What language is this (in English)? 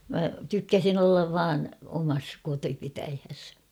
Finnish